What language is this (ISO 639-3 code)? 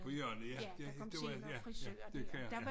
dan